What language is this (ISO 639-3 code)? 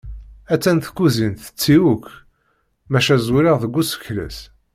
kab